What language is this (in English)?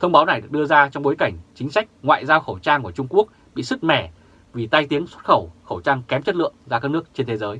Vietnamese